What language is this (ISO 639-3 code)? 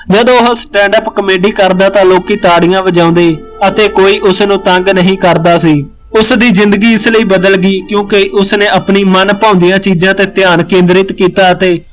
pan